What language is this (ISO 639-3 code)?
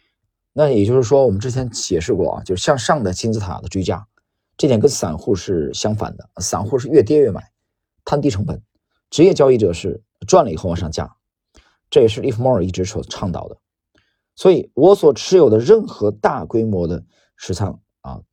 zho